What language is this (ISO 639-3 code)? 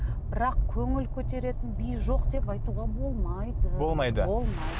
kaz